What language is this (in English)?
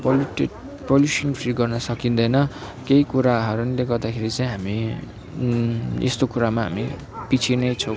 Nepali